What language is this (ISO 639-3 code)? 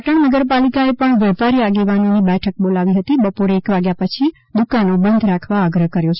guj